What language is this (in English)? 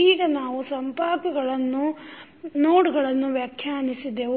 Kannada